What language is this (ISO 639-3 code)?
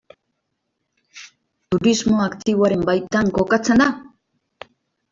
eus